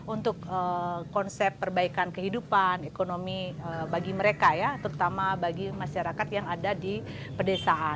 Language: Indonesian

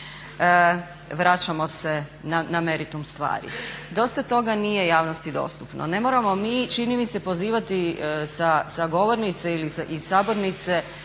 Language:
Croatian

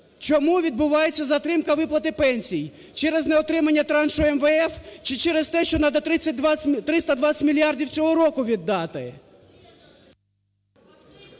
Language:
Ukrainian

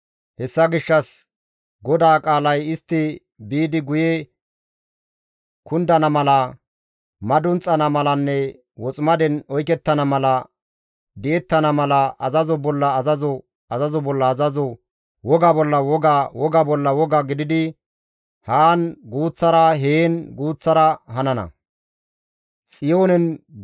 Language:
Gamo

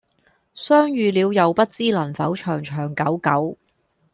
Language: Cantonese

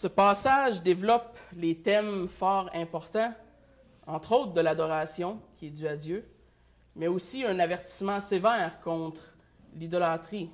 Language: French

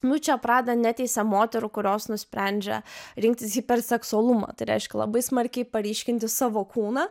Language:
Lithuanian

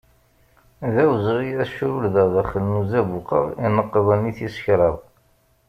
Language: Kabyle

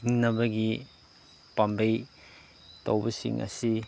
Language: Manipuri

